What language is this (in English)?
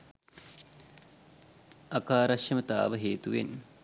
Sinhala